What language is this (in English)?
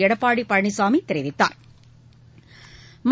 Tamil